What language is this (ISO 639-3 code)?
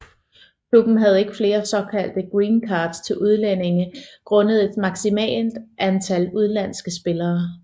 dan